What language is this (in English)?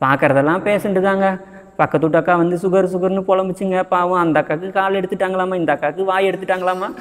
Tamil